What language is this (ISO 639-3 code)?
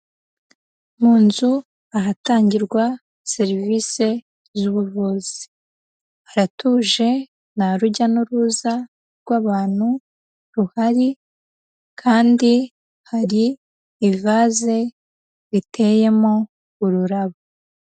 kin